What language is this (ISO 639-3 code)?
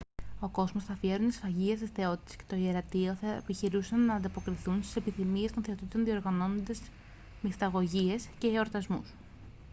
ell